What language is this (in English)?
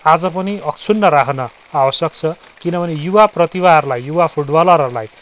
Nepali